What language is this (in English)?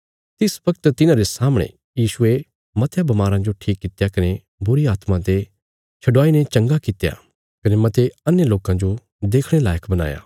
Bilaspuri